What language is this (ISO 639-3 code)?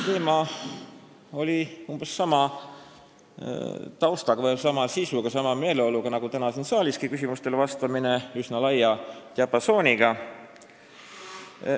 est